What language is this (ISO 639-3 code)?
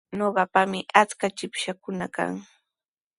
qws